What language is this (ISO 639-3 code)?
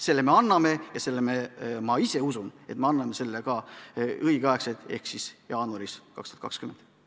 est